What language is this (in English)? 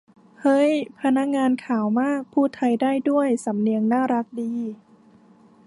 Thai